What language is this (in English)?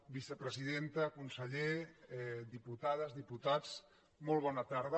Catalan